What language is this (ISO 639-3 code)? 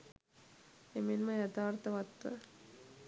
sin